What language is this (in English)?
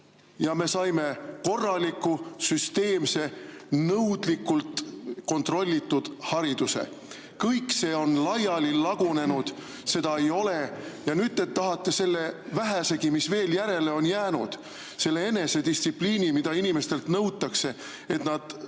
Estonian